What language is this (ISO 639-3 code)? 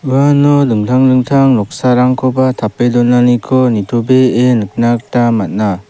grt